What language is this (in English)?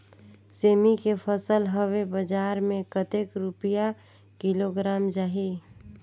Chhattisgarhi